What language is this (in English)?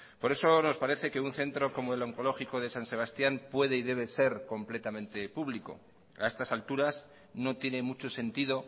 Spanish